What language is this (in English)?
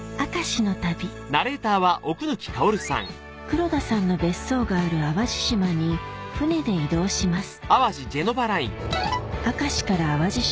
Japanese